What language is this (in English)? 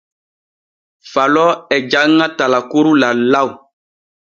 Borgu Fulfulde